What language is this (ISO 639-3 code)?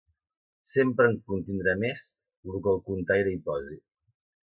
cat